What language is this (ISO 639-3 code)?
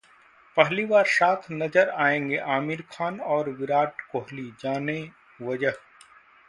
hin